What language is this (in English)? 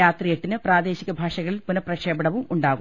Malayalam